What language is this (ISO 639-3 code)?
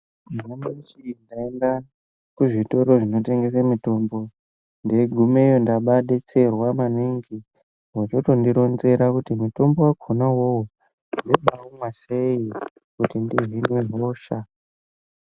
ndc